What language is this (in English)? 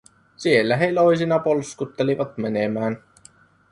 Finnish